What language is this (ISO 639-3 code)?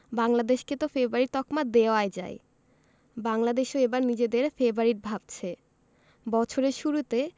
ben